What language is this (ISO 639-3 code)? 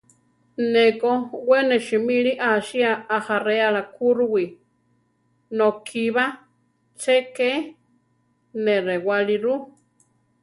tar